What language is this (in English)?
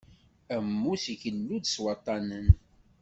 Kabyle